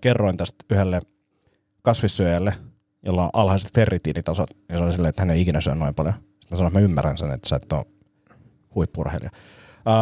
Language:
Finnish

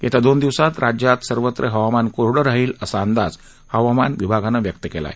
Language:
Marathi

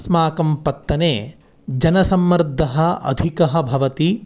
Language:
Sanskrit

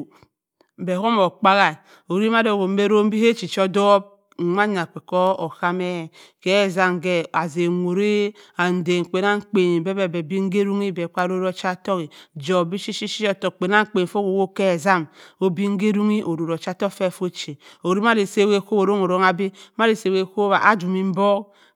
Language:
Cross River Mbembe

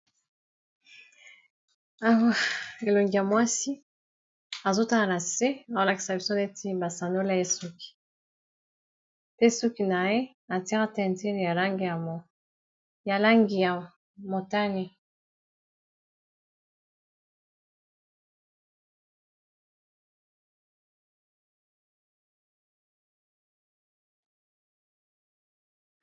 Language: Lingala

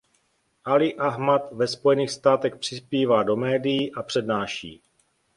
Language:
Czech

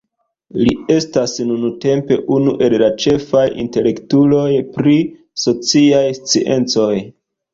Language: Esperanto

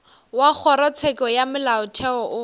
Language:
Northern Sotho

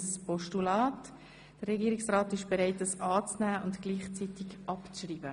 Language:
Swiss German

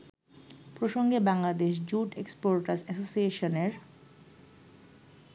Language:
Bangla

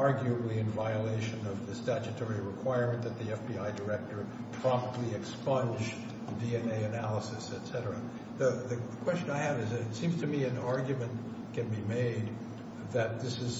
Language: English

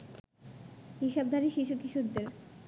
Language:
Bangla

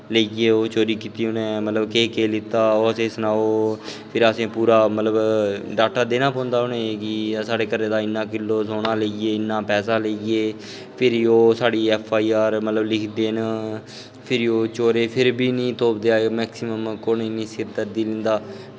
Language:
Dogri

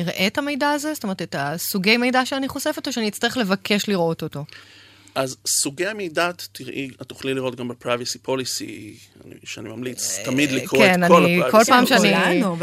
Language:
Hebrew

